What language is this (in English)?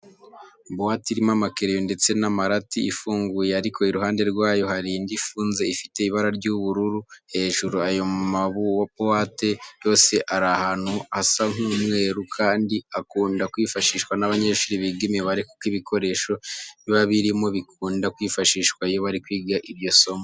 Kinyarwanda